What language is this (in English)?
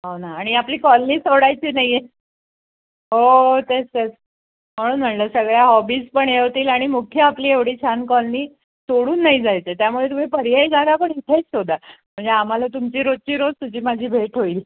Marathi